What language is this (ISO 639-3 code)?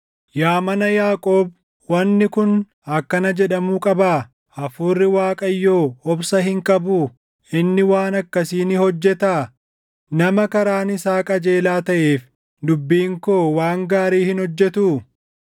orm